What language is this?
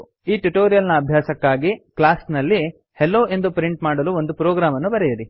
Kannada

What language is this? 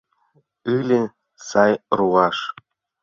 Mari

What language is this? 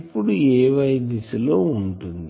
Telugu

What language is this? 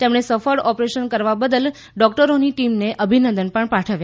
Gujarati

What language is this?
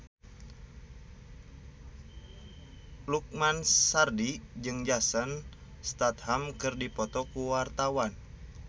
Sundanese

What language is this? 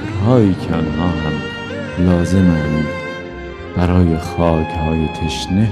Persian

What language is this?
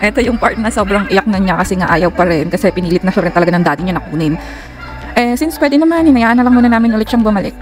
Filipino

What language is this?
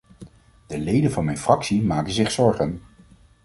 Dutch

